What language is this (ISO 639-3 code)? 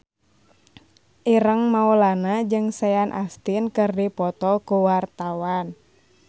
sun